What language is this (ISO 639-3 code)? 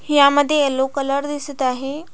mar